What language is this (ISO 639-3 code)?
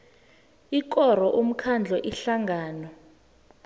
nbl